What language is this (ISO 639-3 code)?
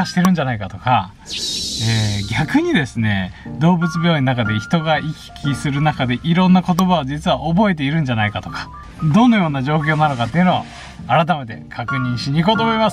jpn